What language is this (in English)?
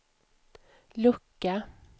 Swedish